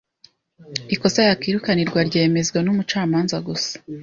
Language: Kinyarwanda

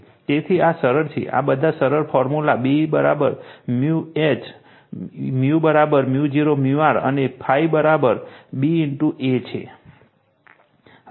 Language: Gujarati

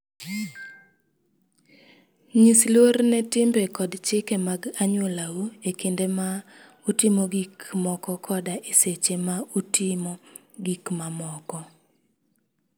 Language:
Luo (Kenya and Tanzania)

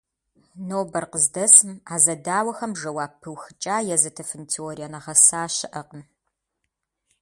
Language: Kabardian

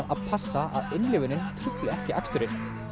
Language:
Icelandic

